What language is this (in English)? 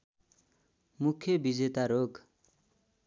Nepali